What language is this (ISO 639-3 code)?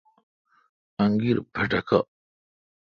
xka